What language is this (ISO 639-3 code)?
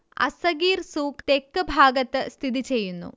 mal